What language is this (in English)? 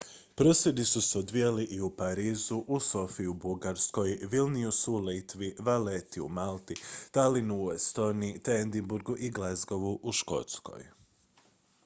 Croatian